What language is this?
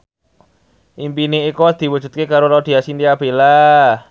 Javanese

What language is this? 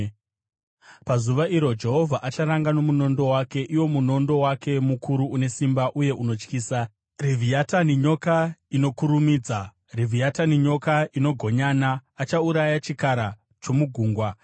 Shona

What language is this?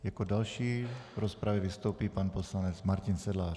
Czech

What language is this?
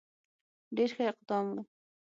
Pashto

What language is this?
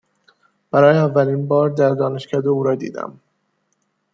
Persian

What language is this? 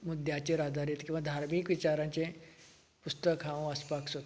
Konkani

